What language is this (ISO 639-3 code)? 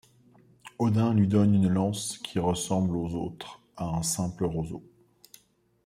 fra